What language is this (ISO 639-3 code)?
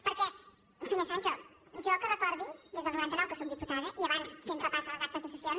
cat